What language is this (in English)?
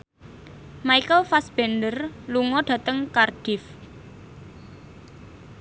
Javanese